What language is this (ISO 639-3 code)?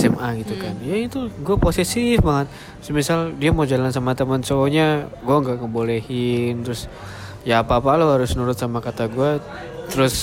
ind